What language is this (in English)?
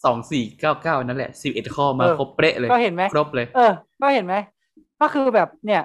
Thai